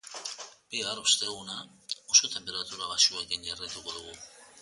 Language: Basque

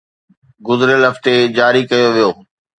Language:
Sindhi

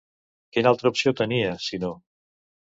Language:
Catalan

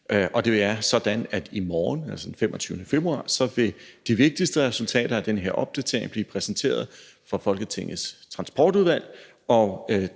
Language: Danish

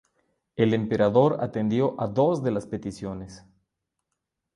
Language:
Spanish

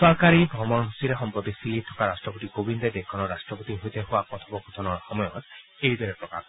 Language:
Assamese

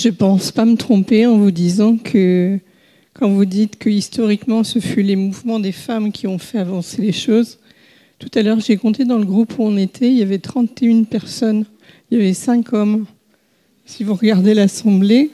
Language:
French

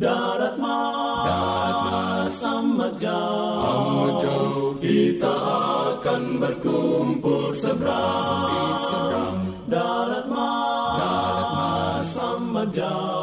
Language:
Indonesian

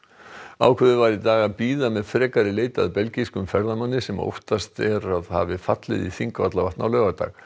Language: Icelandic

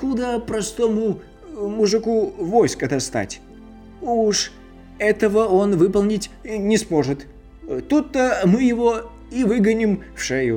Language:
Russian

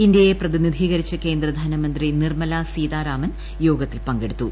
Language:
Malayalam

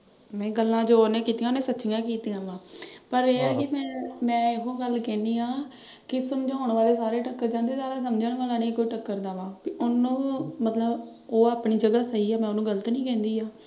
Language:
Punjabi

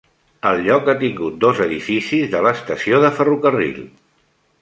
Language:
Catalan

